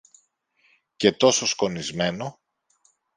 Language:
Greek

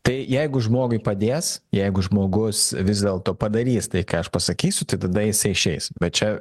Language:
Lithuanian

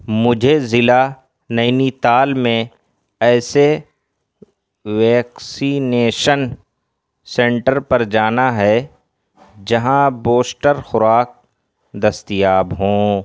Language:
Urdu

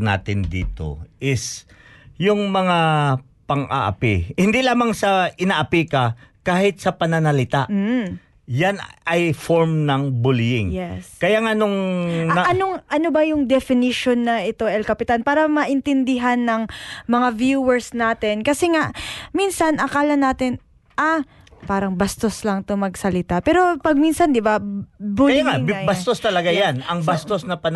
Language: Filipino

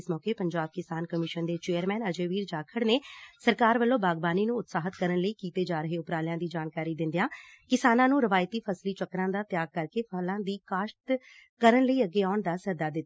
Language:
Punjabi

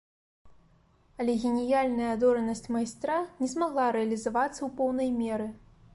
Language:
Belarusian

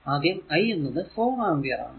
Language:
Malayalam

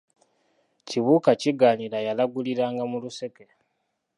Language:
Ganda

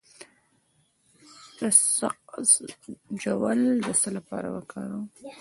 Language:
Pashto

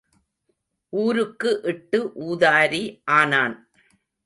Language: Tamil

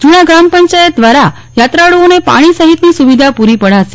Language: Gujarati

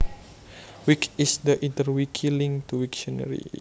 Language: Javanese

